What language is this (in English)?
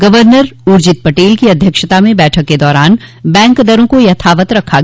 Hindi